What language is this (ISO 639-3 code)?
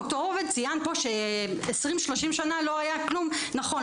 heb